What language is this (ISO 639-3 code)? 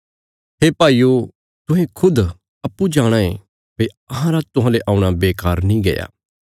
kfs